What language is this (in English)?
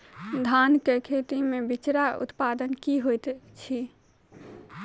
Maithili